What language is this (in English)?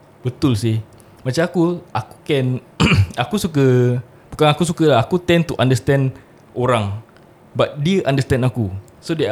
Malay